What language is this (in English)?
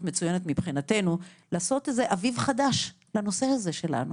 Hebrew